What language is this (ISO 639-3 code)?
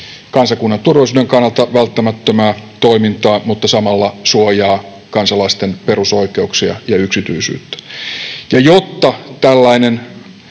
fin